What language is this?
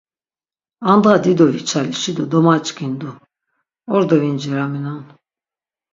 Laz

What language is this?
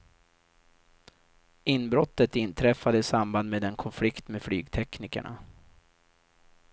Swedish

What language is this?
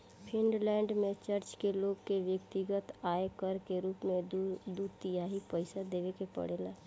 Bhojpuri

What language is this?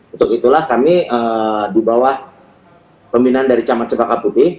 Indonesian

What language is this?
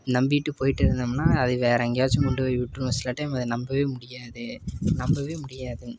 Tamil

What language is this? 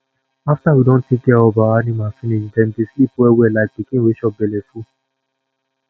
Nigerian Pidgin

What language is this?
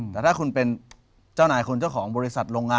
Thai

